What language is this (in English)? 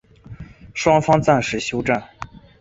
Chinese